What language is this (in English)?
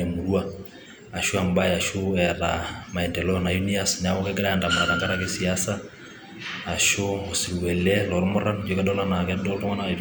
Masai